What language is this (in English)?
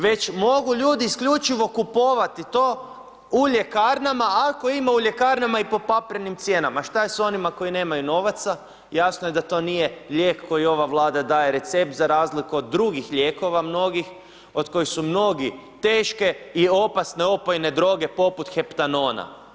Croatian